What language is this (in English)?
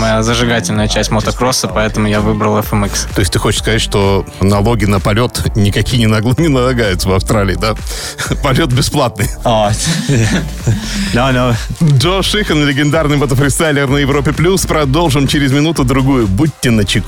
Russian